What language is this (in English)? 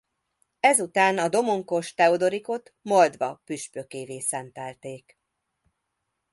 Hungarian